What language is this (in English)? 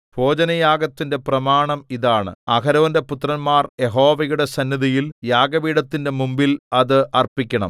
Malayalam